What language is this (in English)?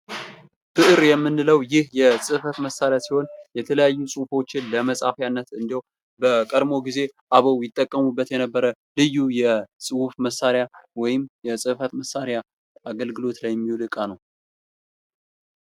Amharic